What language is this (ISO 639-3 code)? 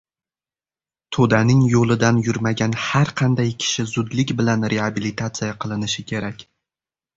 uzb